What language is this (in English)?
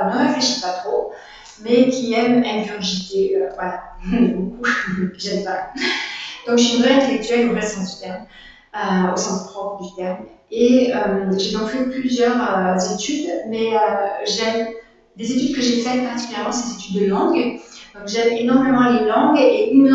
French